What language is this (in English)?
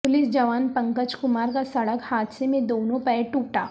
Urdu